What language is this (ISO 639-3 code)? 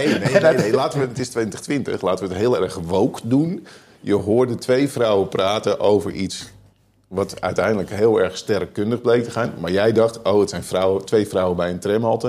nld